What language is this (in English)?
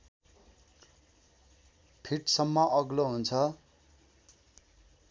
Nepali